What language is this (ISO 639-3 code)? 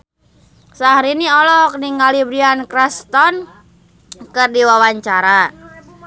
sun